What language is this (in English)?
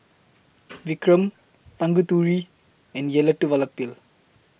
English